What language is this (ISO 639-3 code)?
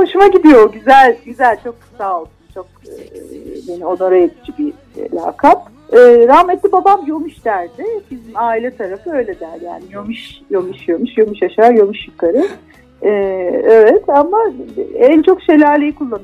tur